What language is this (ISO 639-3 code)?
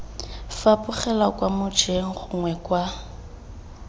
tsn